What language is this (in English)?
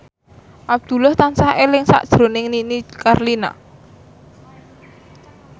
Javanese